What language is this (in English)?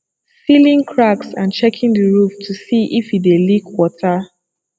Nigerian Pidgin